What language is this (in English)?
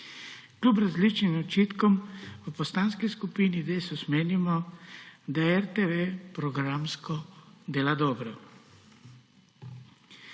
Slovenian